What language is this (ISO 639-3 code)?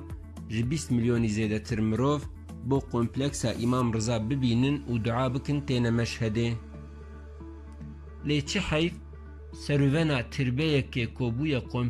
tur